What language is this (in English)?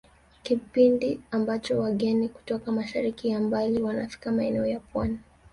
Swahili